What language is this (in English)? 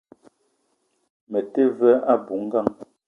Eton (Cameroon)